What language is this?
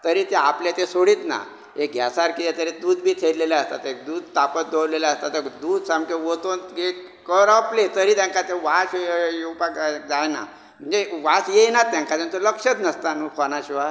Konkani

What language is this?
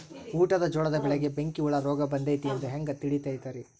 Kannada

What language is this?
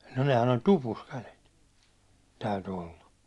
Finnish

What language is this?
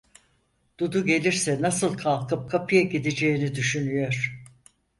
Turkish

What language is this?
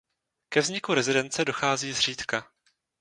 Czech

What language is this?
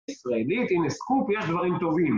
Hebrew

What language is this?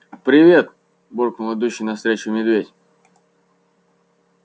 Russian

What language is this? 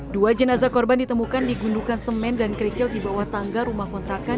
Indonesian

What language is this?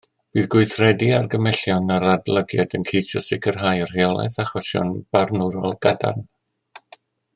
Welsh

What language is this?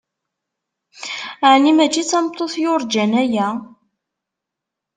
Kabyle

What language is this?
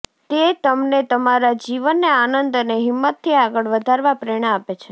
Gujarati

